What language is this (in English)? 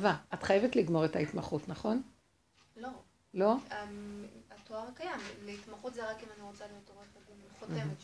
Hebrew